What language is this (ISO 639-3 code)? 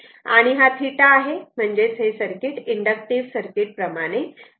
mar